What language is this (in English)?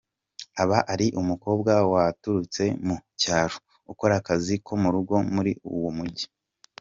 Kinyarwanda